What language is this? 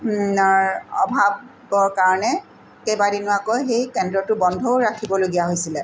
Assamese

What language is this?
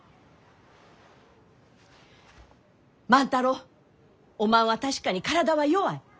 Japanese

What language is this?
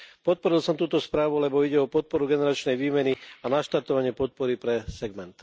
Slovak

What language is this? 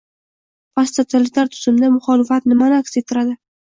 Uzbek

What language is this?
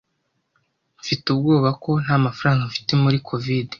Kinyarwanda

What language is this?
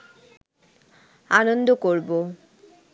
Bangla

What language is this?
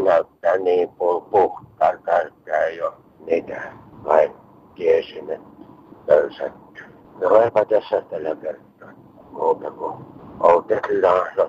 Finnish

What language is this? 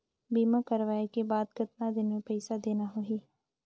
Chhattisgarhi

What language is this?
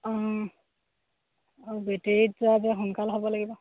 Assamese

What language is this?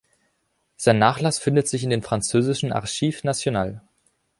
German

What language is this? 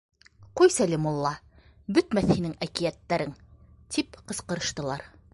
Bashkir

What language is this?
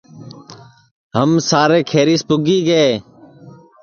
Sansi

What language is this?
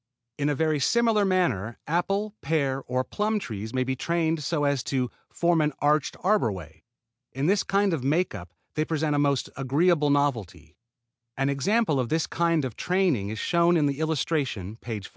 English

